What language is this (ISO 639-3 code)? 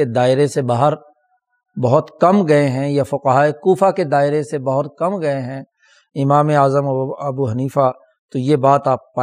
urd